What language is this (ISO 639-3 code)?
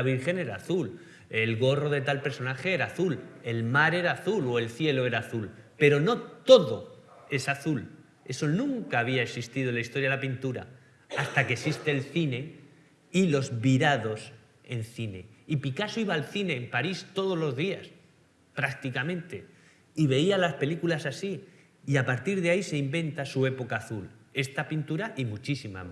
spa